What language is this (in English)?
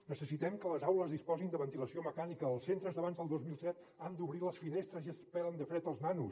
Catalan